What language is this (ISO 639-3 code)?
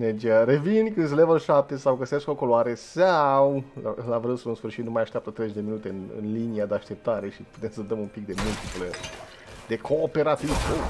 ron